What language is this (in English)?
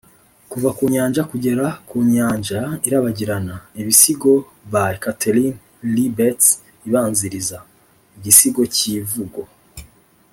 Kinyarwanda